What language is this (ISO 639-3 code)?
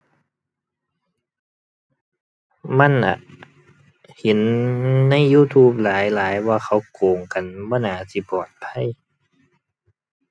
tha